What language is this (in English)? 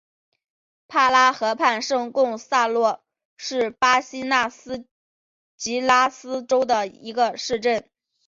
Chinese